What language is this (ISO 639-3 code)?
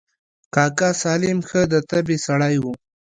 pus